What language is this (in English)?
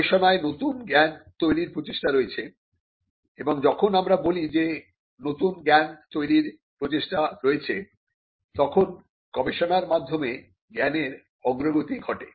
Bangla